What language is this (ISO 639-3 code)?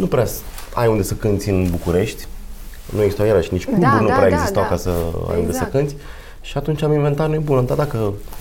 ron